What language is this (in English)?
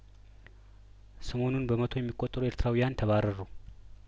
Amharic